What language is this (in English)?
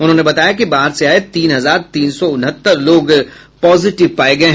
Hindi